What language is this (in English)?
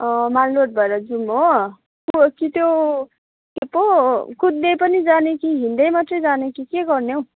Nepali